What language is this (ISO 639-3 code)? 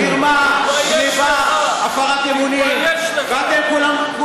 heb